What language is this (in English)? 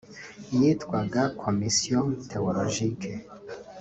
Kinyarwanda